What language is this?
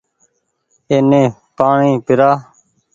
Goaria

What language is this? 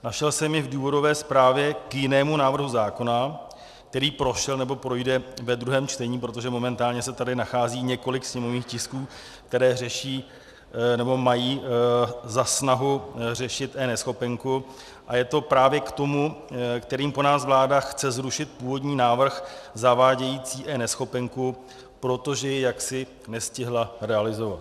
Czech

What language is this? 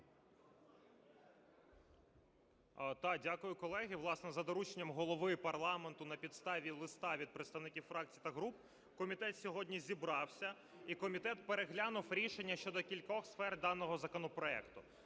Ukrainian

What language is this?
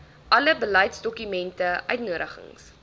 Afrikaans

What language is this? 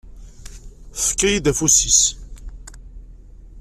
Kabyle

